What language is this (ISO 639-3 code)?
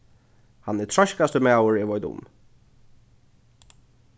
fao